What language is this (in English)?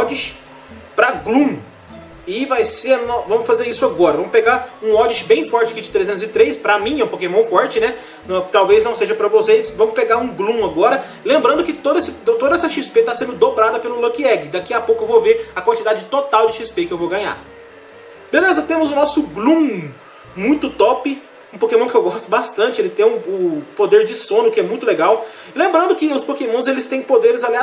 Portuguese